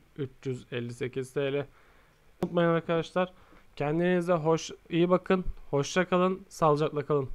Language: Turkish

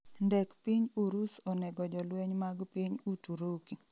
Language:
Luo (Kenya and Tanzania)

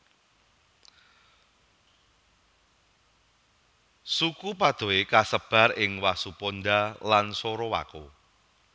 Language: Javanese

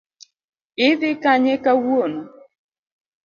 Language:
Luo (Kenya and Tanzania)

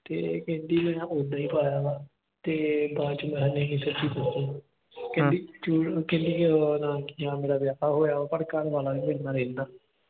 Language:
Punjabi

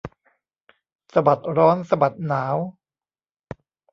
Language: Thai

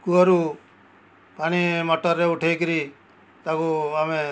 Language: Odia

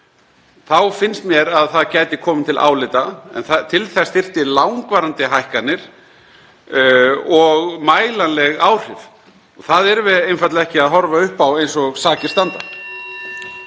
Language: Icelandic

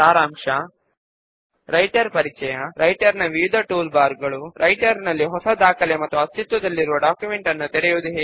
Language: Telugu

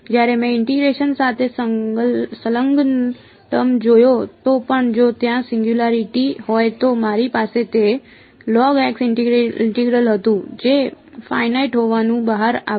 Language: Gujarati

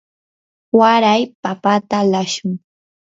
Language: Yanahuanca Pasco Quechua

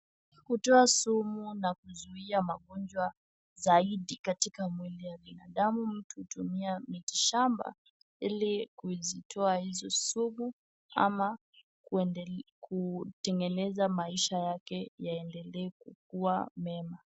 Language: Swahili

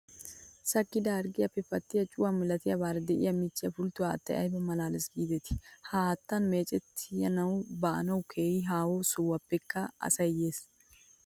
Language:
Wolaytta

